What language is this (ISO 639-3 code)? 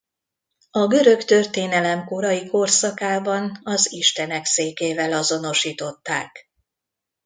hun